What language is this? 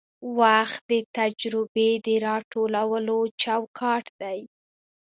Pashto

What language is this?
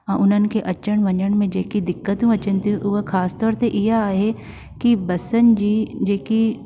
Sindhi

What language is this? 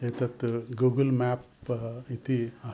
Sanskrit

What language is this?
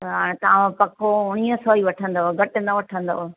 Sindhi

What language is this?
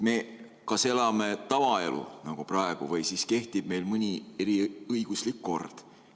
Estonian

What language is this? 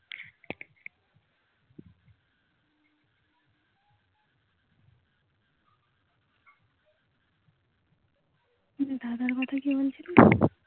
Bangla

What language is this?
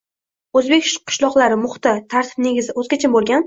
Uzbek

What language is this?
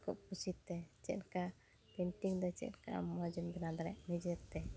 Santali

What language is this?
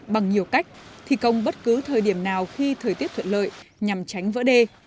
Vietnamese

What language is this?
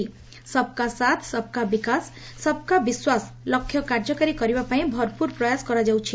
Odia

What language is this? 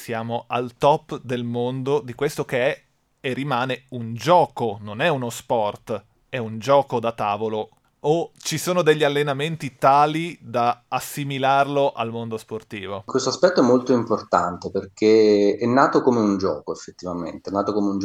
Italian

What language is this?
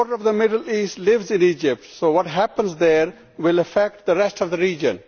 English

